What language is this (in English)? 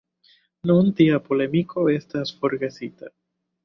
Esperanto